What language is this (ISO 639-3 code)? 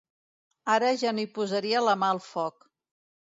cat